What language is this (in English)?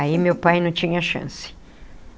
Portuguese